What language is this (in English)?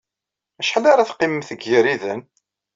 Kabyle